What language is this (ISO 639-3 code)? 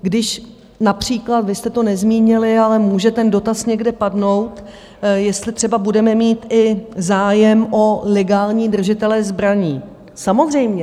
ces